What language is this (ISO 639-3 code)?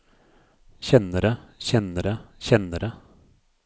nor